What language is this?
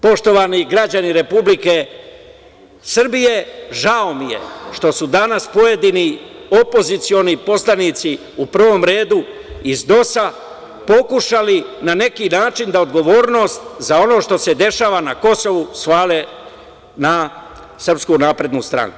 Serbian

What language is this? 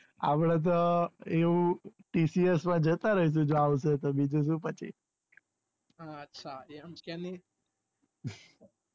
Gujarati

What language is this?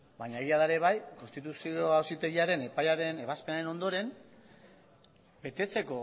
Basque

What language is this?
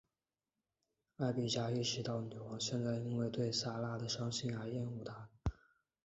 Chinese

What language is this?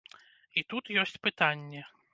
Belarusian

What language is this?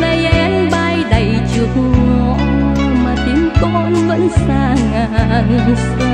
Vietnamese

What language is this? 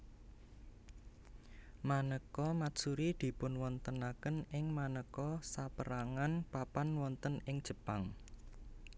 Javanese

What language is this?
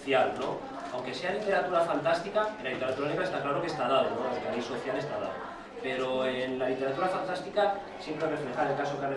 Spanish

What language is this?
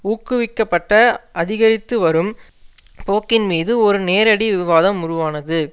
Tamil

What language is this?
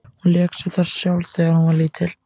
Icelandic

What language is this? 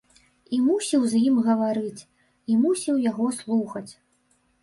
Belarusian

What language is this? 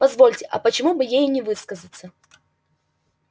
Russian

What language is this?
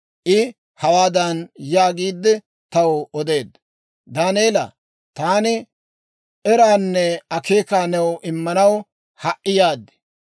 Dawro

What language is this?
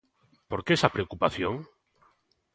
Galician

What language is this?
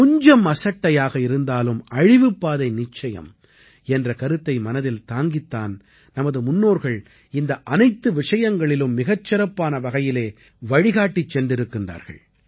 Tamil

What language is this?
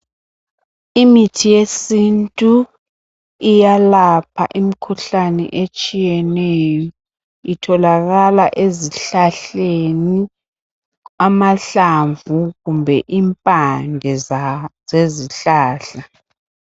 North Ndebele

